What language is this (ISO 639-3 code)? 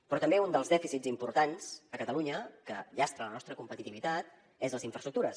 cat